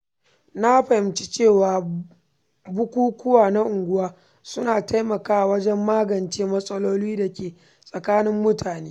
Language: Hausa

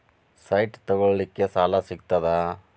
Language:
Kannada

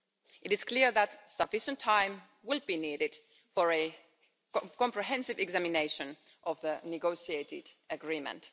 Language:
English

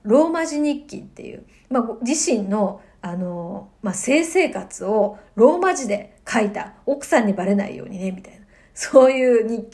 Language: Japanese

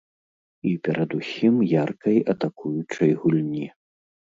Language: Belarusian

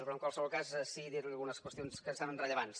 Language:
Catalan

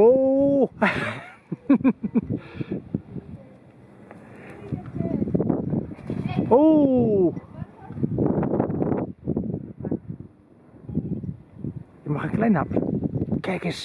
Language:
Dutch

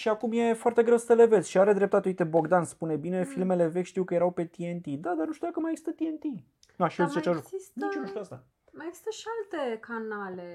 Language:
Romanian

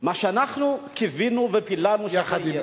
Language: Hebrew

